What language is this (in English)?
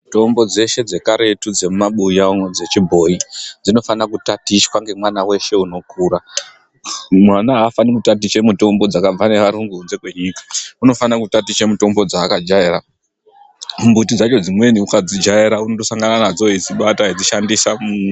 Ndau